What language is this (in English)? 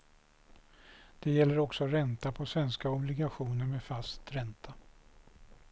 Swedish